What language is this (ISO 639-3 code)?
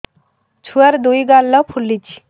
ori